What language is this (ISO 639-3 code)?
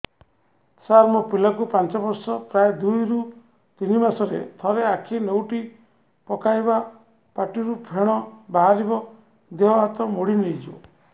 ori